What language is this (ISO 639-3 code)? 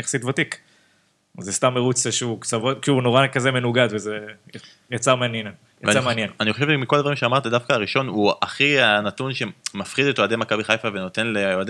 heb